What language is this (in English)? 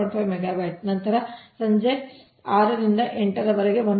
Kannada